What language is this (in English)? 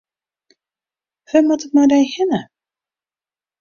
Western Frisian